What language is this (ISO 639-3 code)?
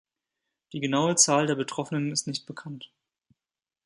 deu